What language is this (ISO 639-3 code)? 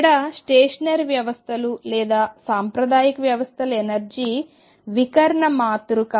tel